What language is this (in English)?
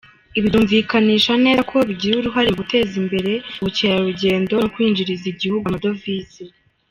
Kinyarwanda